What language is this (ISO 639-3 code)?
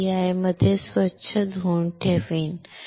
mar